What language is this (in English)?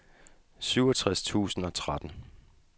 Danish